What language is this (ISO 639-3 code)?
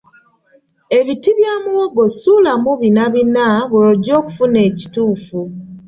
lug